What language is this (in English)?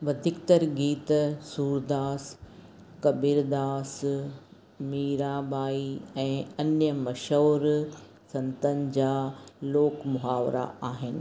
Sindhi